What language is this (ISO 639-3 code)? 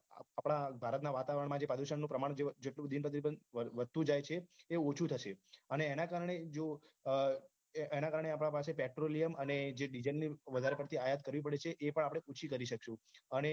guj